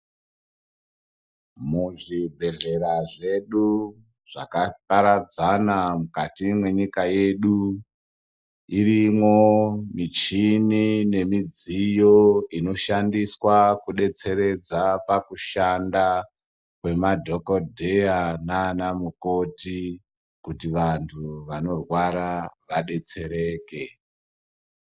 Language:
Ndau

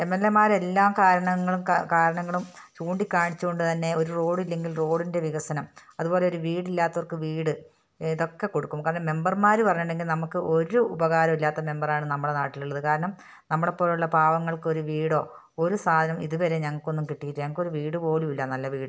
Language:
Malayalam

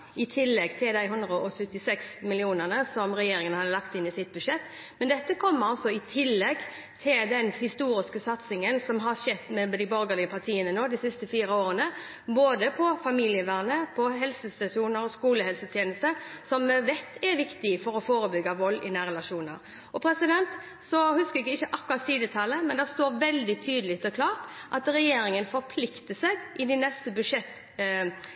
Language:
Norwegian Bokmål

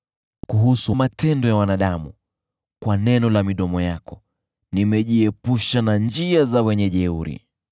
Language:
Swahili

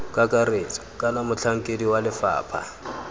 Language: Tswana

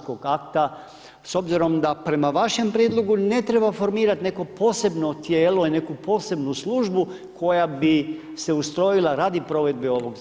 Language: Croatian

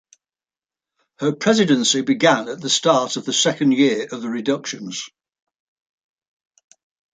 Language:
English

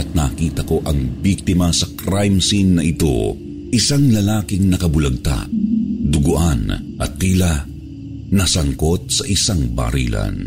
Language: Filipino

